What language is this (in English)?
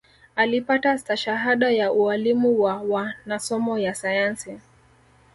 Swahili